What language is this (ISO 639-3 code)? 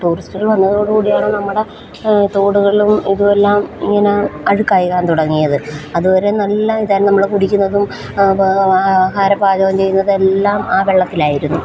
mal